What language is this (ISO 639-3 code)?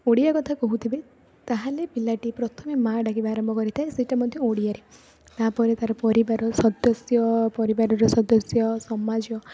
ori